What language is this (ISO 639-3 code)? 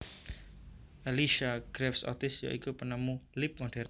jav